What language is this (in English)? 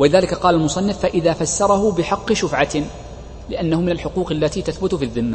Arabic